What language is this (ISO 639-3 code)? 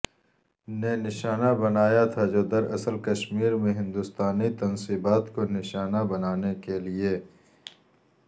urd